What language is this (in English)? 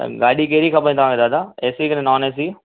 Sindhi